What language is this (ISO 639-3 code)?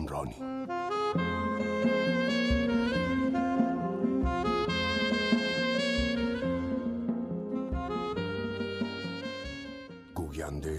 fas